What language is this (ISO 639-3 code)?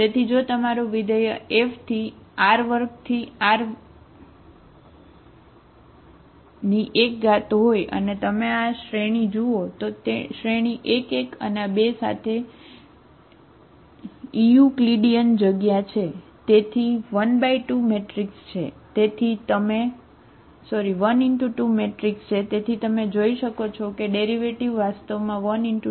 guj